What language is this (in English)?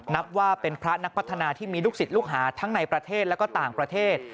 Thai